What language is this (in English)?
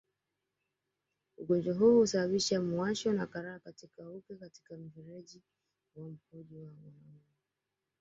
Swahili